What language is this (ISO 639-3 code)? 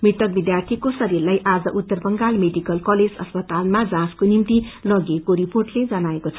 nep